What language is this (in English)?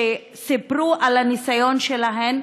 Hebrew